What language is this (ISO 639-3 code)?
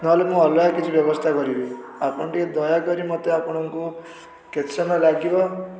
ori